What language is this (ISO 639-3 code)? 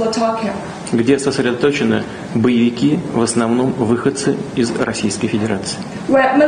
rus